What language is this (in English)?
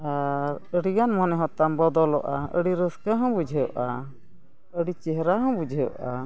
Santali